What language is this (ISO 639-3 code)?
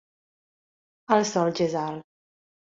cat